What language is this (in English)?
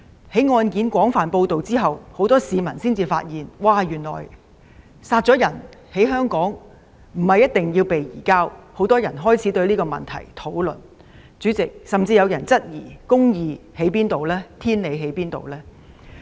Cantonese